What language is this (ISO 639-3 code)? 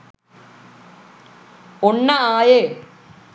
sin